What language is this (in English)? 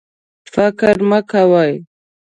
Pashto